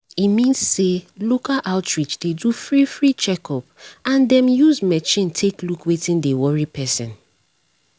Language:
Nigerian Pidgin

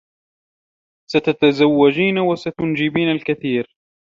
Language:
Arabic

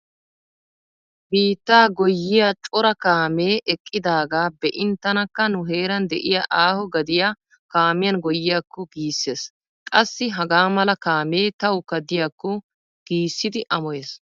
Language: Wolaytta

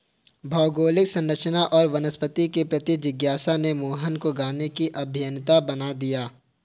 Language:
Hindi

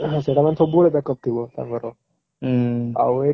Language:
Odia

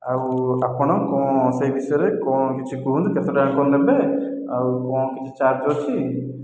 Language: Odia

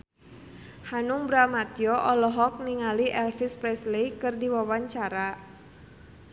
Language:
Sundanese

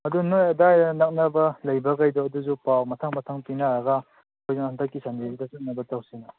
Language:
Manipuri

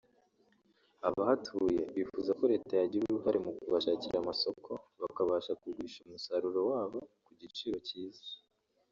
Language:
Kinyarwanda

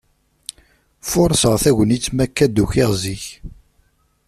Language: Kabyle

